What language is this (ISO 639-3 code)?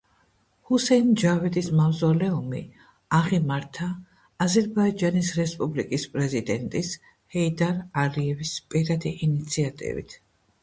kat